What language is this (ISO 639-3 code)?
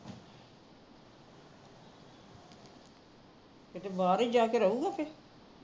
pan